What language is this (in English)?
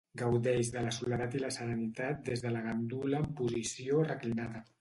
Catalan